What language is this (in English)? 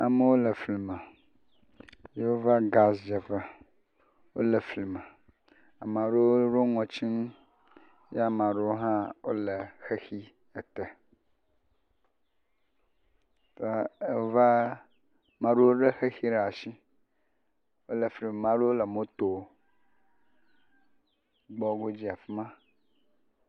Ewe